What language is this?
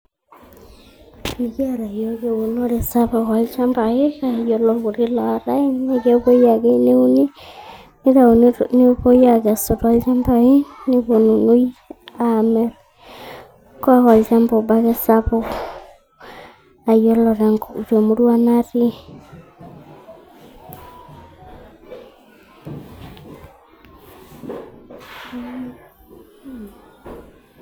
Masai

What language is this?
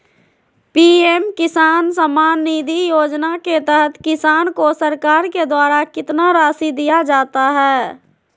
Magahi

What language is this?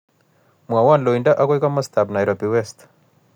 Kalenjin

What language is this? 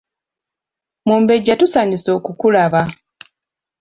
Ganda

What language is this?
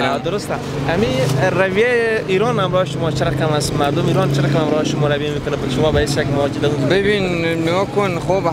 Persian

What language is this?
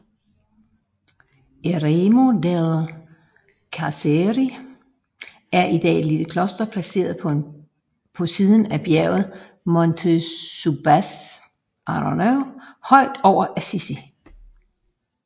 Danish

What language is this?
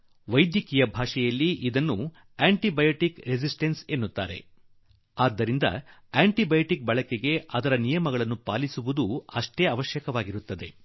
Kannada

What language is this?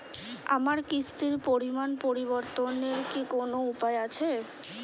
Bangla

